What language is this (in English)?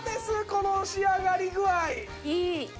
Japanese